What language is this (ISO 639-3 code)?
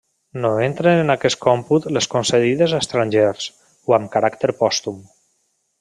cat